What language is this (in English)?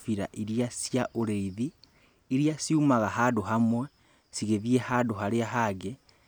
Kikuyu